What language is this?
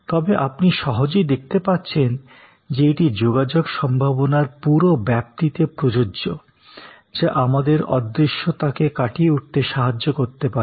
Bangla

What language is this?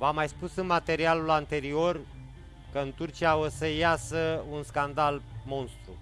Romanian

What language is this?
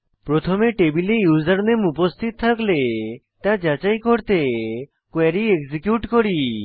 Bangla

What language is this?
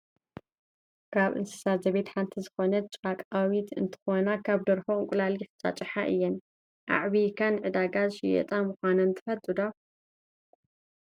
Tigrinya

